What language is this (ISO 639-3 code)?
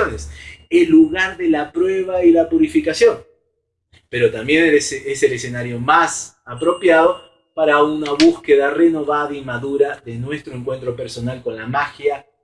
spa